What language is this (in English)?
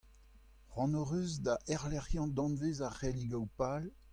Breton